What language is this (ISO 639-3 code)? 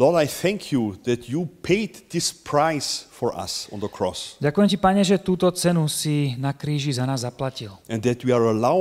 slk